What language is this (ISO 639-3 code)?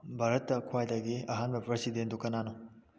mni